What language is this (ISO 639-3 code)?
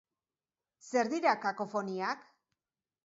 eus